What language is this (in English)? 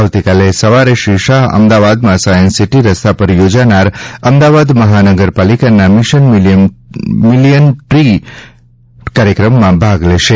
Gujarati